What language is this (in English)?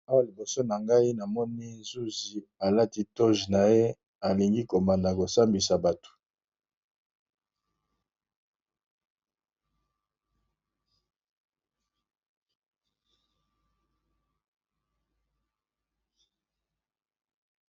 Lingala